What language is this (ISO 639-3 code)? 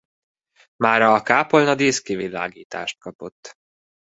hun